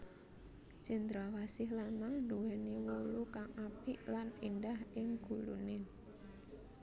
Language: Javanese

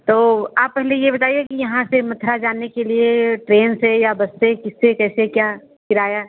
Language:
Hindi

